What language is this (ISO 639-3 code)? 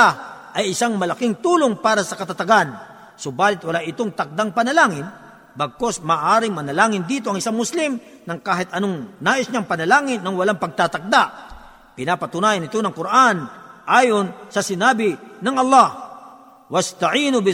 fil